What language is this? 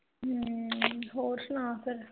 Punjabi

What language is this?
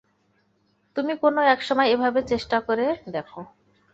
Bangla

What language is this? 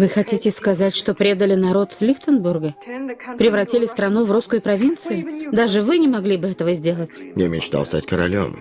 Russian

